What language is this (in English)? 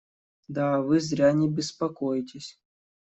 Russian